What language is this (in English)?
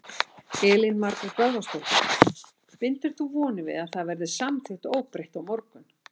Icelandic